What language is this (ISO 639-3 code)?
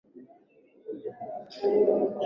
swa